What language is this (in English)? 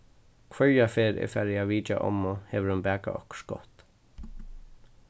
Faroese